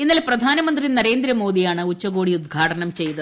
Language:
Malayalam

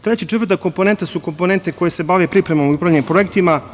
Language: Serbian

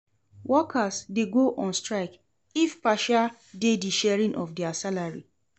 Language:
Nigerian Pidgin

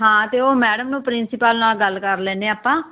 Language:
Punjabi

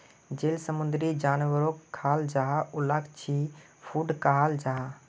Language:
Magahi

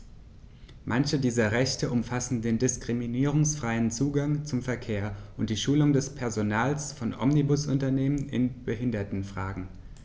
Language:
German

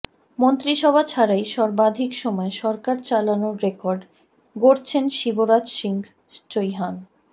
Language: Bangla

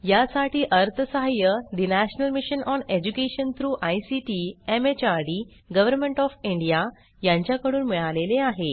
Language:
Marathi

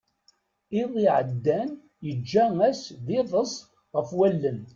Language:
Kabyle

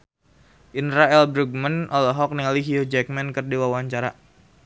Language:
Sundanese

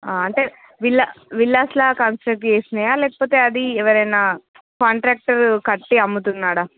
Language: Telugu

